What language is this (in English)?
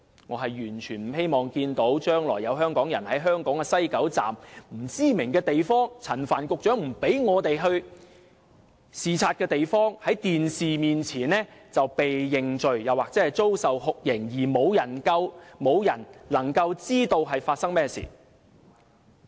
Cantonese